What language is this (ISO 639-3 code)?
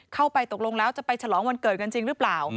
tha